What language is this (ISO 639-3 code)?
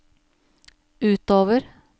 nor